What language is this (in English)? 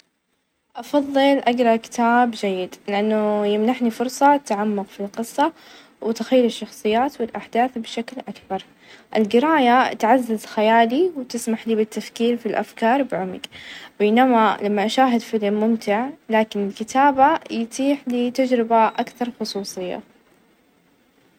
Najdi Arabic